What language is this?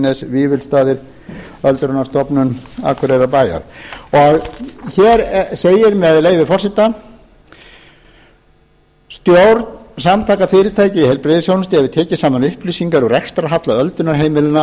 Icelandic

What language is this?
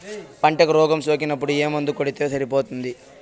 Telugu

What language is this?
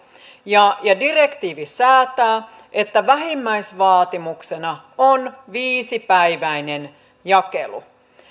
Finnish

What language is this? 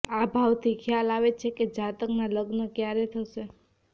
Gujarati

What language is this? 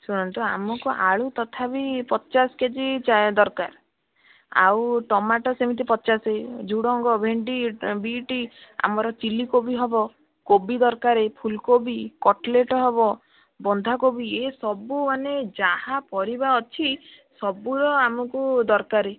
Odia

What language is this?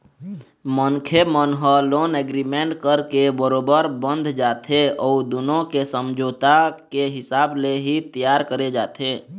Chhattisgarhi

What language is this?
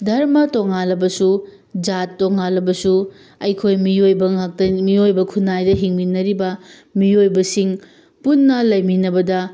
Manipuri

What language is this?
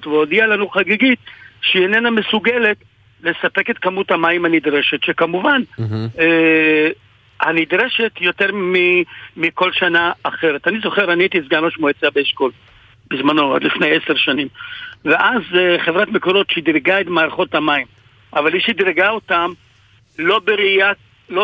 Hebrew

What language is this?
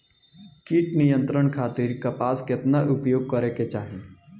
Bhojpuri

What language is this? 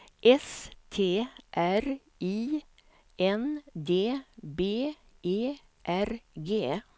Swedish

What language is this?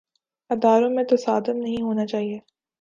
Urdu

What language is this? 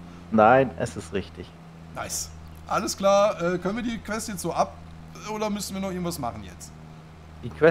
German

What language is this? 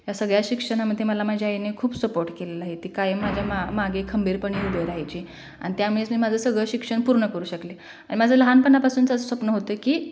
Marathi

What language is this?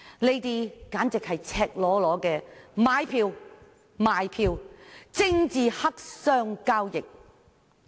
Cantonese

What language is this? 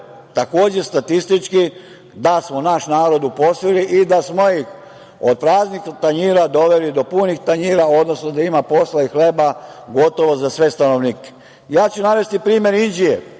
Serbian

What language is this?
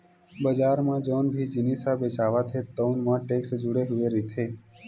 Chhattisgarhi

